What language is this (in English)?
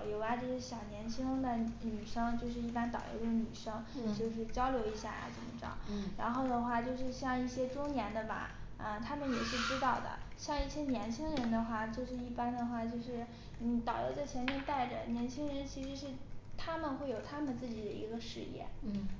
Chinese